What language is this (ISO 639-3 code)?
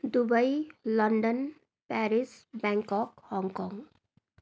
nep